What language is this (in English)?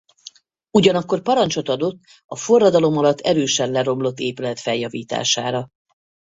Hungarian